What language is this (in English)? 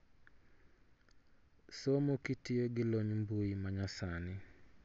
Luo (Kenya and Tanzania)